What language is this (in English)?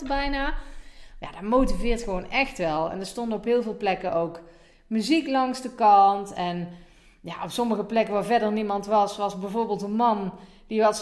Dutch